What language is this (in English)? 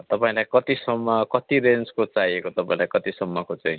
Nepali